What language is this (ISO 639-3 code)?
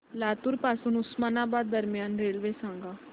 mar